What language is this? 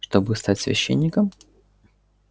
Russian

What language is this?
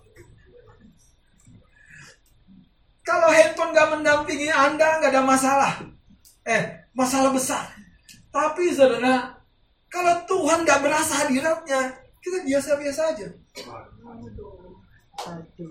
Indonesian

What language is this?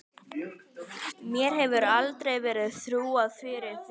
Icelandic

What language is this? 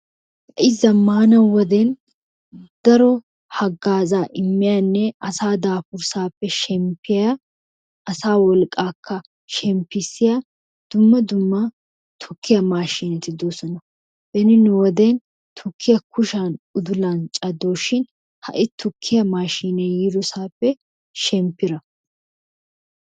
Wolaytta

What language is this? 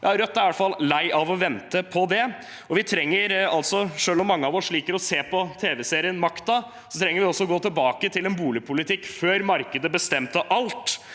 Norwegian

